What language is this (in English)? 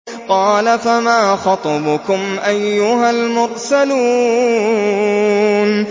Arabic